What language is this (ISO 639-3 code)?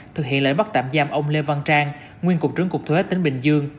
vie